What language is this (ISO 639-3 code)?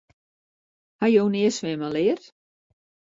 fry